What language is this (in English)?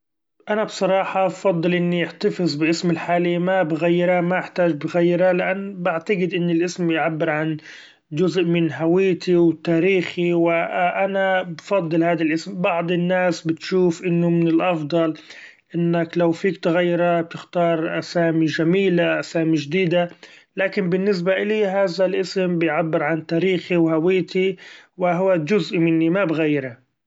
Gulf Arabic